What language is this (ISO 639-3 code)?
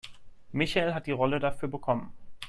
deu